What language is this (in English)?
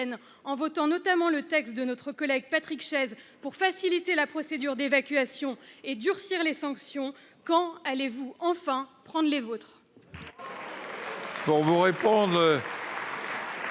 French